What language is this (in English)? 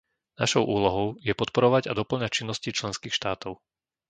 Slovak